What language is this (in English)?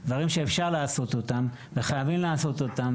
Hebrew